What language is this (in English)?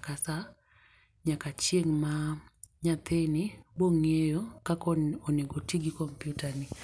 Luo (Kenya and Tanzania)